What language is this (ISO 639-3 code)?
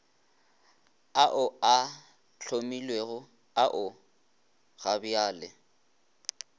nso